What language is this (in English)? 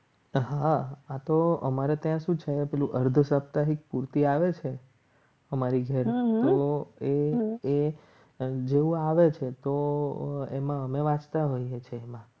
Gujarati